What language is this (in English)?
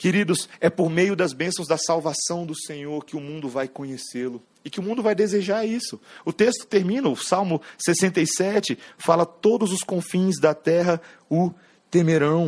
Portuguese